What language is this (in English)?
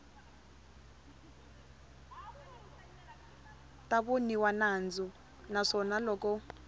Tsonga